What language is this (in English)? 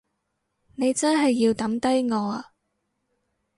Cantonese